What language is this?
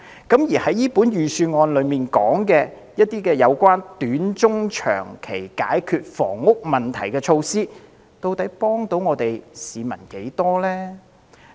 Cantonese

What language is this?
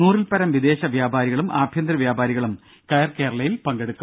Malayalam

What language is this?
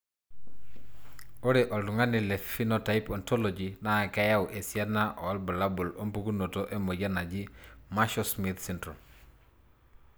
Masai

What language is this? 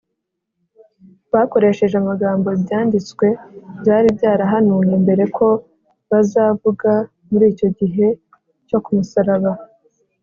Kinyarwanda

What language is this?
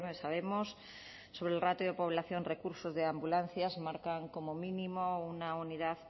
Spanish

